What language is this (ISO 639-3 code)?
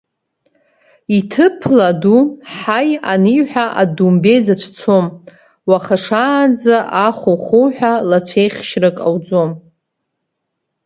abk